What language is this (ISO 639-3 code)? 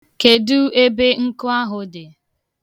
ibo